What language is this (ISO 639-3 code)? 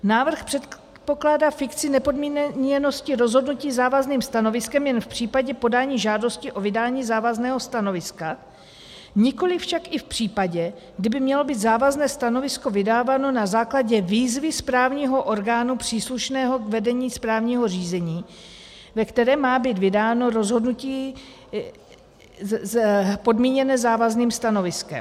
ces